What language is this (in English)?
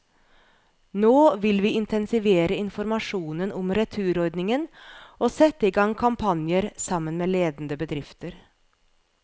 Norwegian